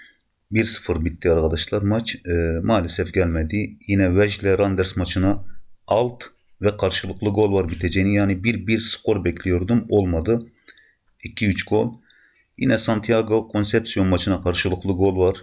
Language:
Turkish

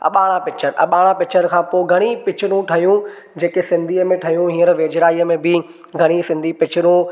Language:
Sindhi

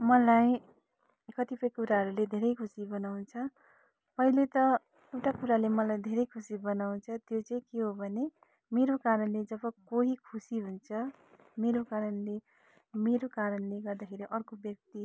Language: Nepali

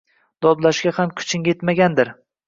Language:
Uzbek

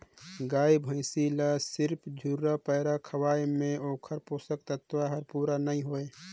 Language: Chhattisgarhi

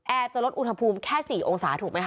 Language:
Thai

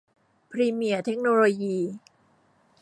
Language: Thai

